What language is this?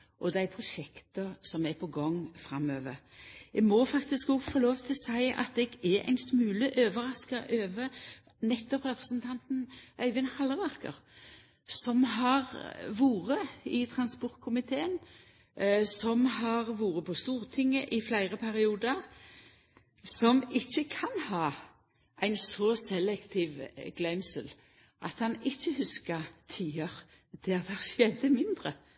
Norwegian Nynorsk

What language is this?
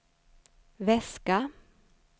Swedish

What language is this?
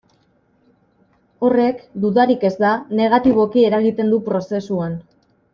Basque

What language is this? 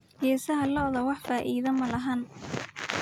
Somali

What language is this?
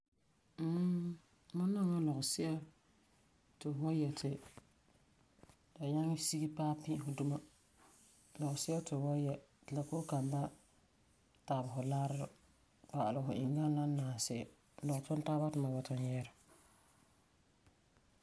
Frafra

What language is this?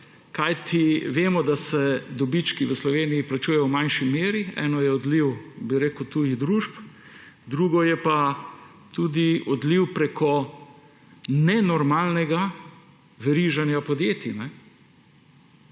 Slovenian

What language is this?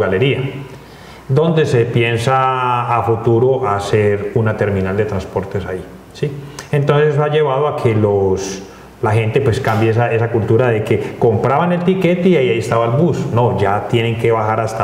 Spanish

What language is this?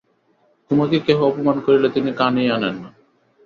Bangla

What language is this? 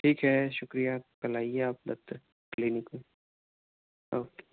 Urdu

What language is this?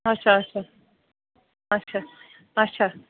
Kashmiri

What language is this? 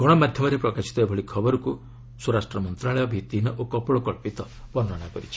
Odia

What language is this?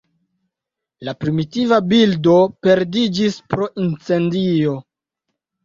Esperanto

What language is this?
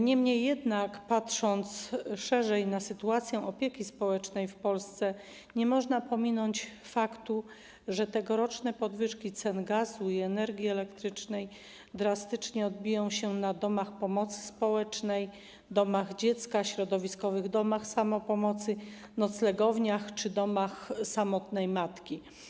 Polish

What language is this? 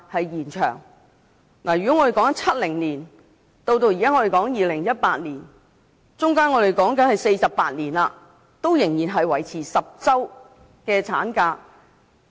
Cantonese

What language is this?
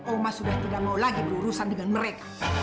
Indonesian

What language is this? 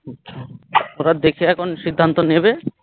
Bangla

